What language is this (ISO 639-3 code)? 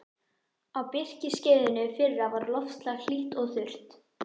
isl